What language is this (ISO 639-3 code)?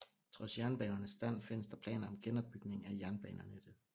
dan